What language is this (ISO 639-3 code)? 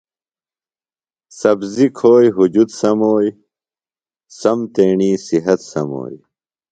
phl